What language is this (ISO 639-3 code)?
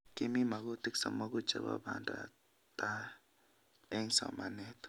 kln